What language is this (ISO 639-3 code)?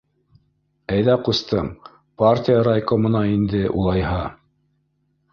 bak